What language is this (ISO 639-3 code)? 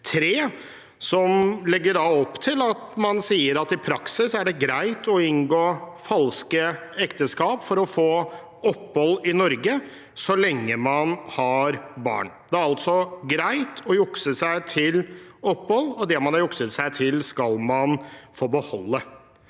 nor